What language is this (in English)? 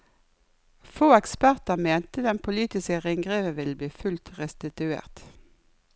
Norwegian